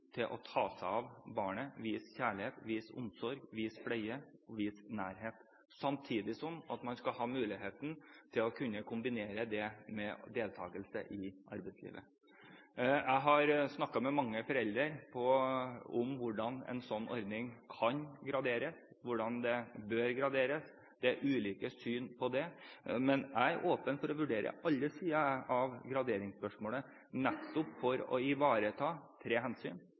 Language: Norwegian Bokmål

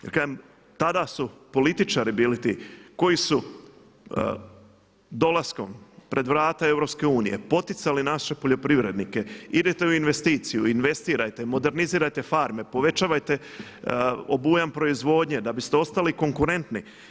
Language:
Croatian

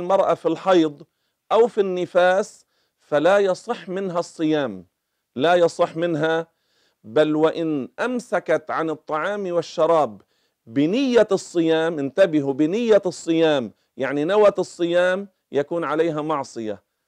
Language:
Arabic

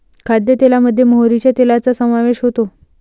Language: Marathi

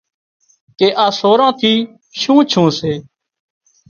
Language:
Wadiyara Koli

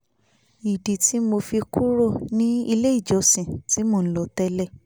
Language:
Yoruba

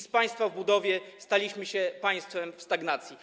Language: Polish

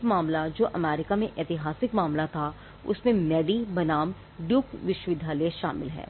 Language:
Hindi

